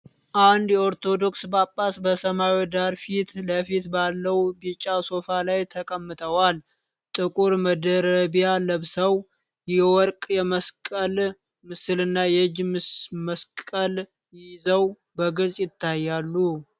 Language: Amharic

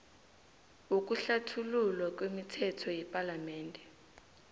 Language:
South Ndebele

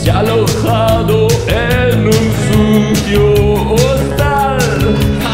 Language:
Romanian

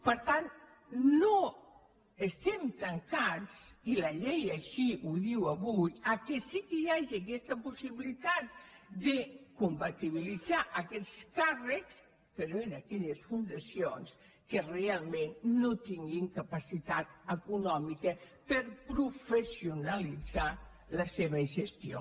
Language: Catalan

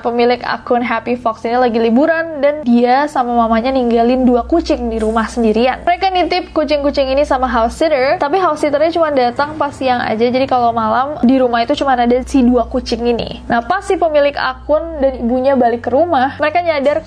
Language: Indonesian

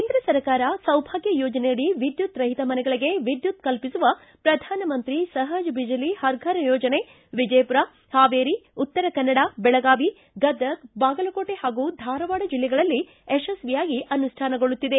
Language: Kannada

